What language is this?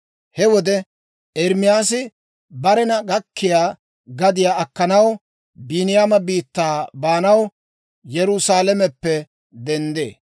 Dawro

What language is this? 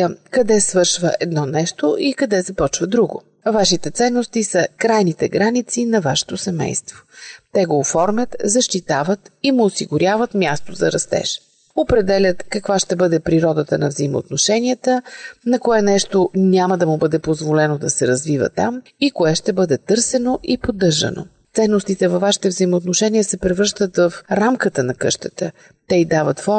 Bulgarian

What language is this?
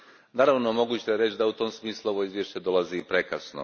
Croatian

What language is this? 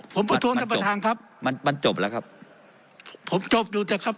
Thai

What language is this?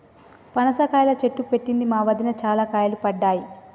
Telugu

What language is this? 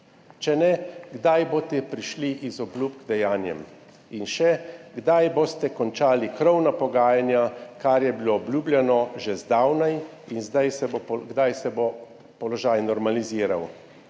Slovenian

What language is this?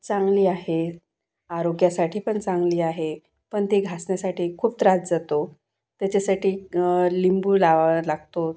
Marathi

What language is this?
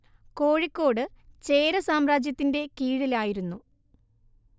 Malayalam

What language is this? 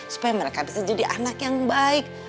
Indonesian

